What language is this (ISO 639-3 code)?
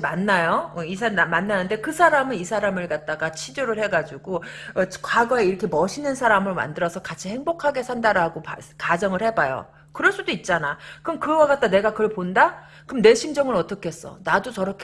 kor